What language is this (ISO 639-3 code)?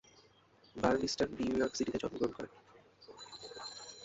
ben